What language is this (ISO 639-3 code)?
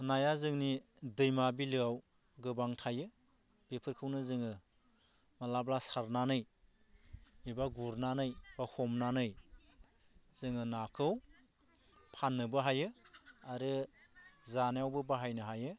brx